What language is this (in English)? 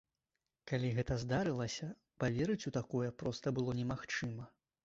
Belarusian